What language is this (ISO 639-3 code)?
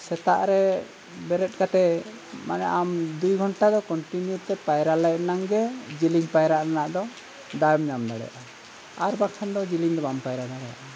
sat